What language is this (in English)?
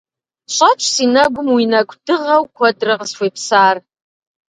Kabardian